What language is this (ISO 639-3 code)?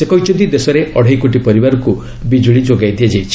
ori